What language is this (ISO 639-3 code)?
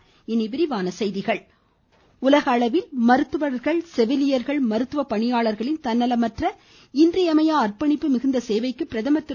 tam